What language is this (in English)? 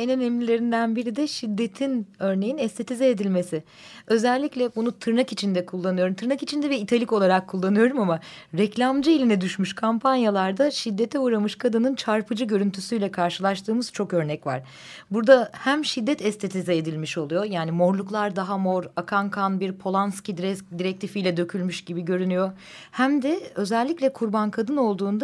Turkish